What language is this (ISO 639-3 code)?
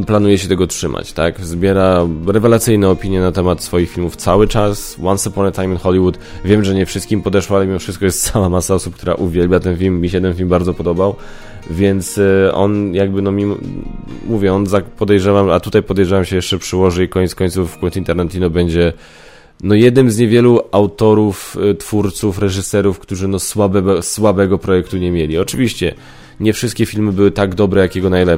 pol